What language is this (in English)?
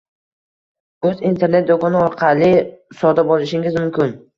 Uzbek